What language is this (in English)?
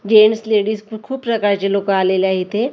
Marathi